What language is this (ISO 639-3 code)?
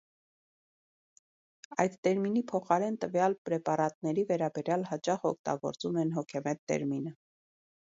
hye